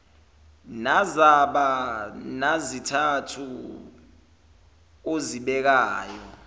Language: Zulu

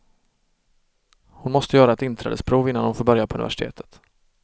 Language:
Swedish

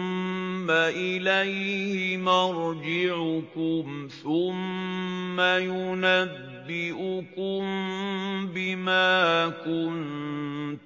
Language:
Arabic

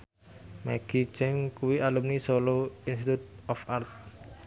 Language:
Javanese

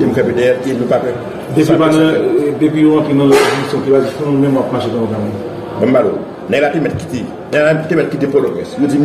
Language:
French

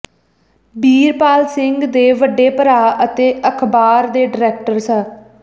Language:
Punjabi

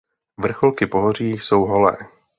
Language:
Czech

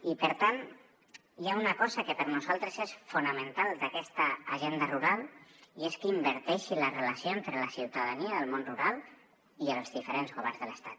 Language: Catalan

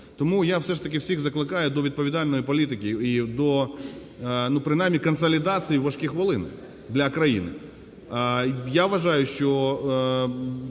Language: Ukrainian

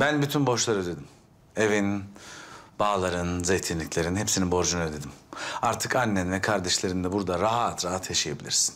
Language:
Turkish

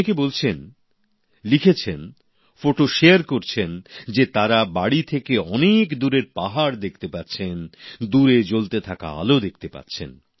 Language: Bangla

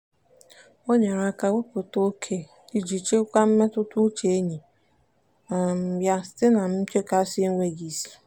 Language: Igbo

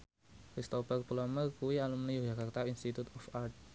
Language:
Javanese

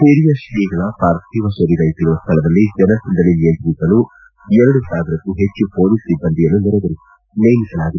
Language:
Kannada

